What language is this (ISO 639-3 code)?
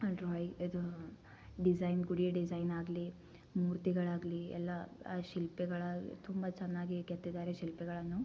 kan